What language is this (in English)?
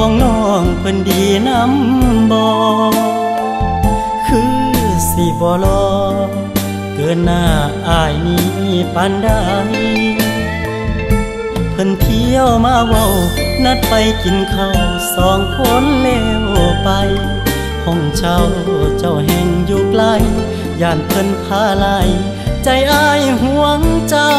Thai